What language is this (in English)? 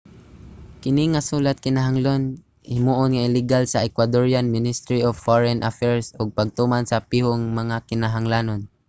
Cebuano